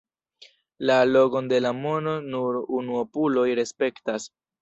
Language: Esperanto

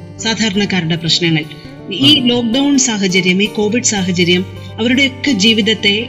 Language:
Malayalam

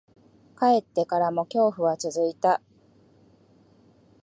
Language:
Japanese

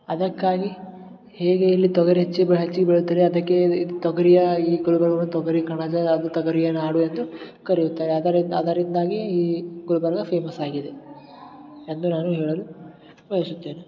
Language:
Kannada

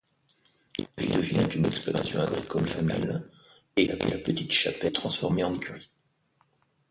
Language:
French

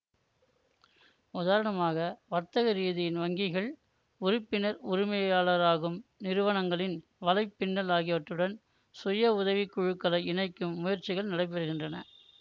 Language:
Tamil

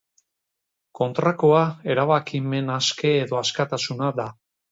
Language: Basque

